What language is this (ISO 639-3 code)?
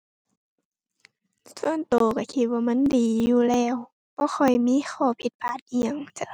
tha